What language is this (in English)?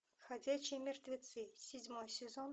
Russian